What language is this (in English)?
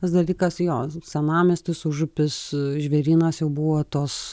Lithuanian